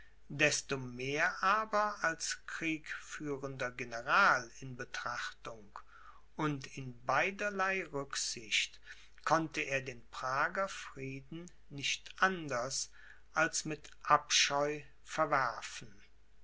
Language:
German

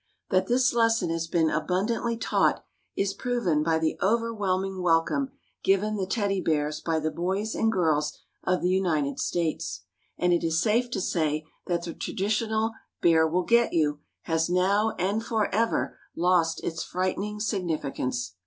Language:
English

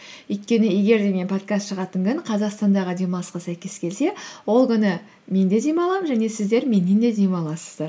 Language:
Kazakh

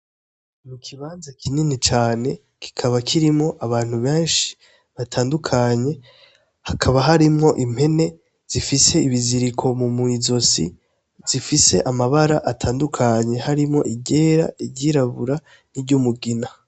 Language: Rundi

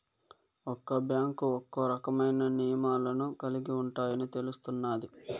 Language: Telugu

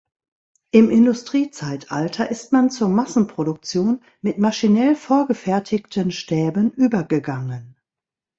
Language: German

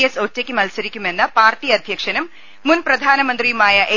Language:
Malayalam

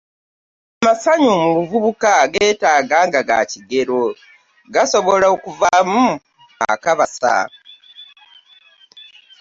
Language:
Ganda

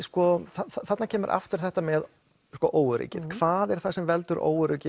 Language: Icelandic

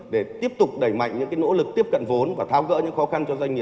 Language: Vietnamese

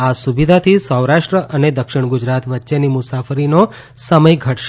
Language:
Gujarati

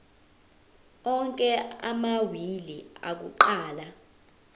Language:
Zulu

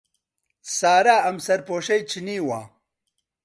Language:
Central Kurdish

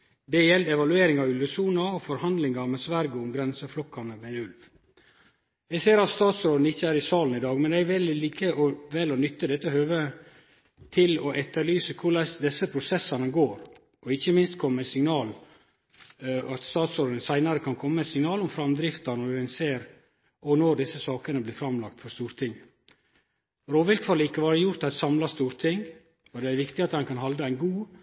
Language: Norwegian Nynorsk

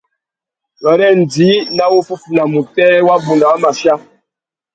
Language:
Tuki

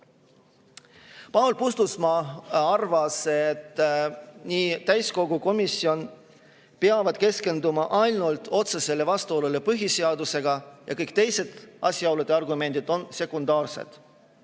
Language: Estonian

